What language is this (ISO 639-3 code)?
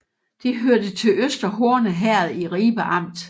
dan